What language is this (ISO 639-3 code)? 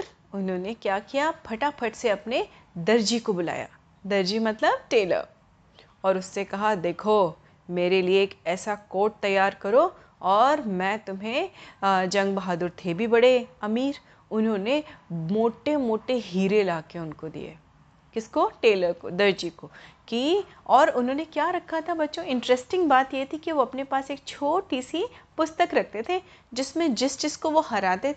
hin